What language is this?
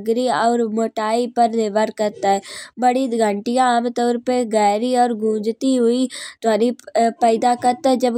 Kanauji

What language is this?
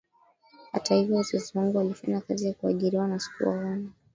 Swahili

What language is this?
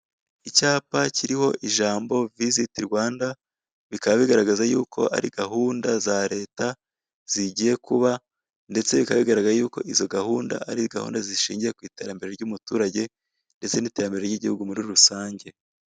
Kinyarwanda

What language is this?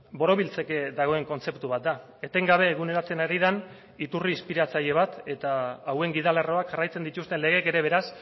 Basque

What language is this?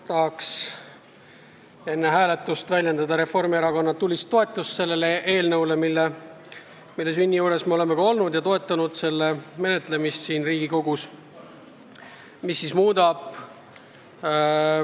Estonian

